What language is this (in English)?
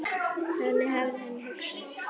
Icelandic